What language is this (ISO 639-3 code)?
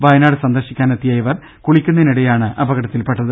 mal